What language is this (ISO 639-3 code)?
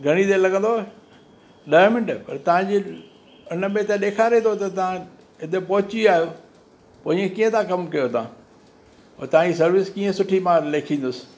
snd